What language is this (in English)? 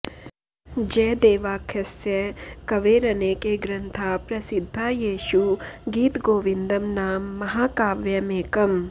Sanskrit